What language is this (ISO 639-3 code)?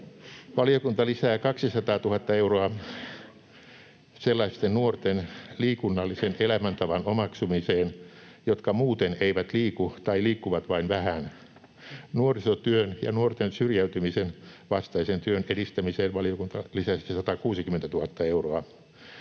fin